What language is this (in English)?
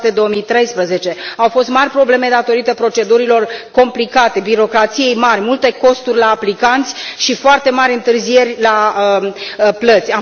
Romanian